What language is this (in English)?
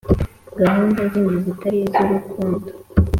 Kinyarwanda